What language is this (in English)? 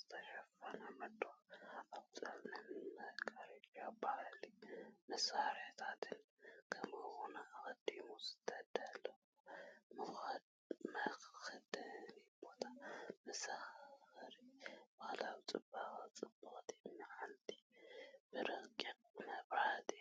Tigrinya